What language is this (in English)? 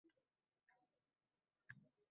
Uzbek